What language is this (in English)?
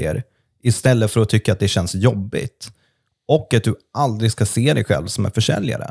Swedish